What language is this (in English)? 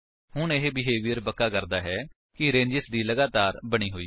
Punjabi